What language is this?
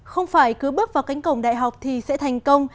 Vietnamese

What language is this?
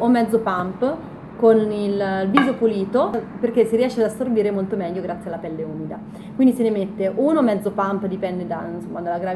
Italian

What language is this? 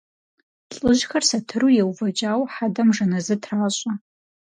Kabardian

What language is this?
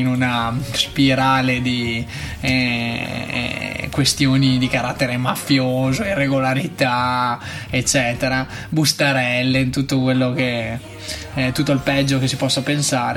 Italian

